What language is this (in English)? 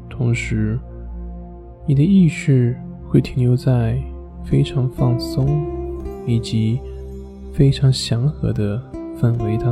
Chinese